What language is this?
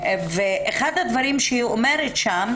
Hebrew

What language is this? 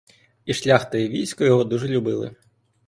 Ukrainian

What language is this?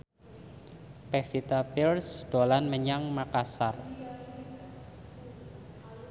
Javanese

